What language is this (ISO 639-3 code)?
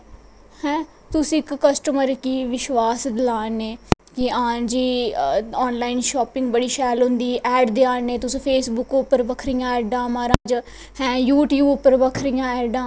doi